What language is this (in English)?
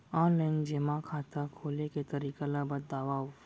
Chhattisgarhi